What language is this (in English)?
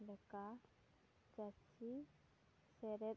Santali